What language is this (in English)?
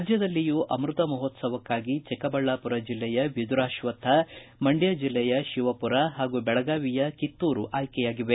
Kannada